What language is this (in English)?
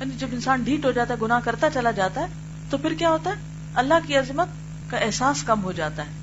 Urdu